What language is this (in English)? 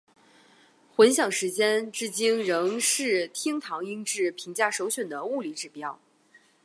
Chinese